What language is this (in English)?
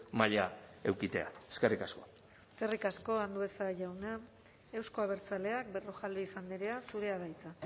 Basque